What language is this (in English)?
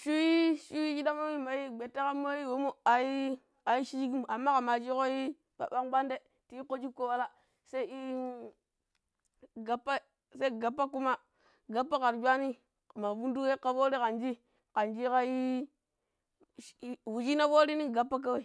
Pero